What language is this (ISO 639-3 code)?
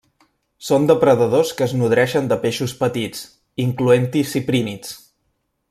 cat